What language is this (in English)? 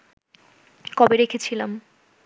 Bangla